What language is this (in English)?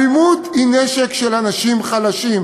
Hebrew